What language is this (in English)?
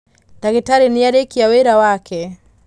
Kikuyu